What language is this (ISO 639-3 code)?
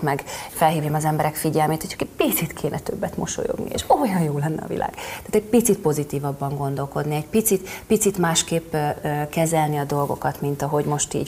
hun